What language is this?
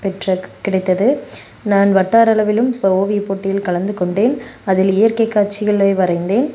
Tamil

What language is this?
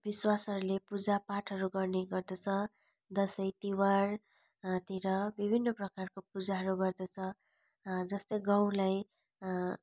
Nepali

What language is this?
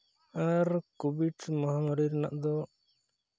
Santali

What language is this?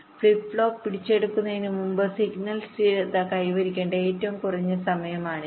Malayalam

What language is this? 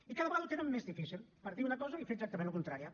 Catalan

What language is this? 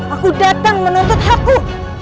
Indonesian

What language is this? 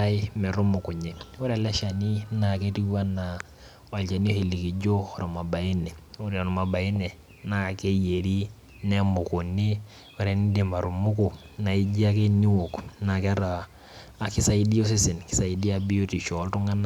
Masai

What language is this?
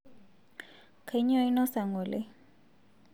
Masai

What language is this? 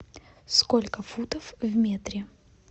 Russian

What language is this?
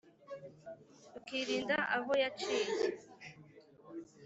Kinyarwanda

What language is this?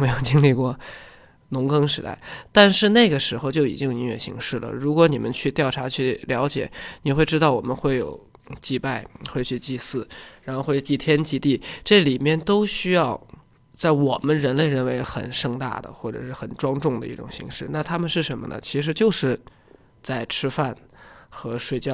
Chinese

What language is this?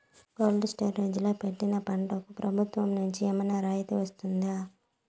Telugu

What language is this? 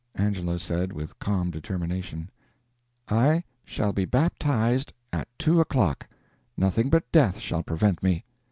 English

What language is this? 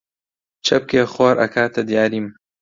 Central Kurdish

